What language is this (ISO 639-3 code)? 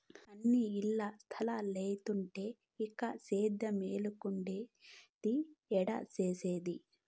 tel